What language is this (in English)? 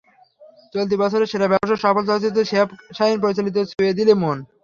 Bangla